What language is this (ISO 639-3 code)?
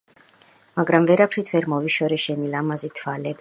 kat